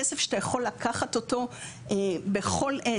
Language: Hebrew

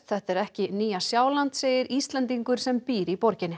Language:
Icelandic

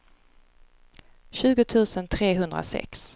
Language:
Swedish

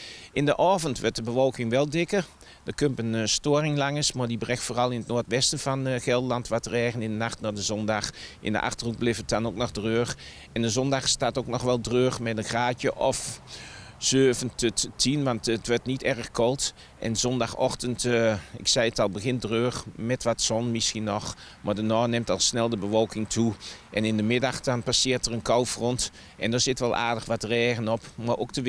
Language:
Dutch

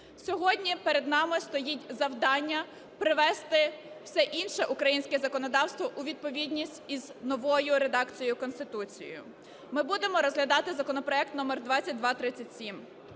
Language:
Ukrainian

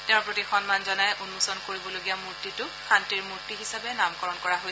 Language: Assamese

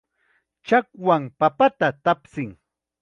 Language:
Chiquián Ancash Quechua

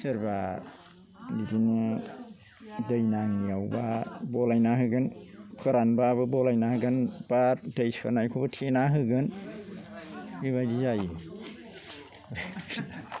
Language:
Bodo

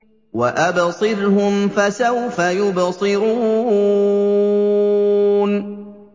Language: Arabic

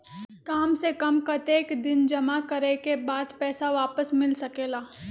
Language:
Magahi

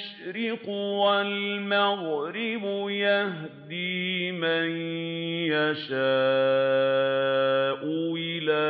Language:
Arabic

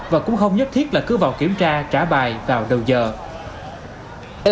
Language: Vietnamese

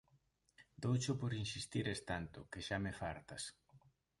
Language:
Galician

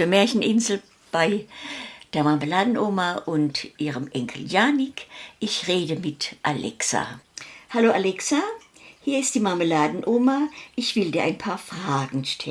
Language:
German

